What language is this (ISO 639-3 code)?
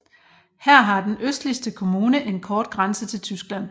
dan